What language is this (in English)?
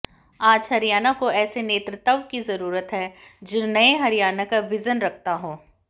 Hindi